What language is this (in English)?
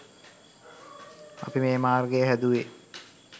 Sinhala